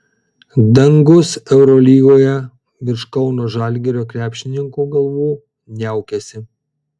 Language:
Lithuanian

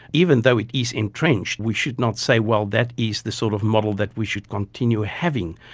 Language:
English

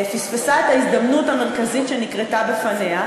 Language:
Hebrew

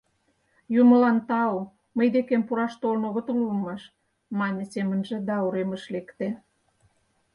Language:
Mari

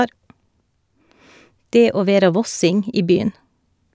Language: Norwegian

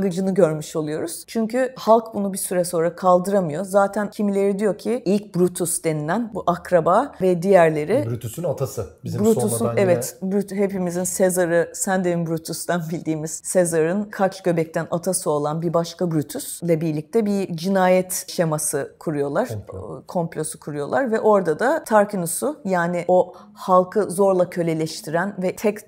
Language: Turkish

